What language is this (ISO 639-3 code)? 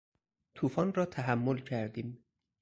fas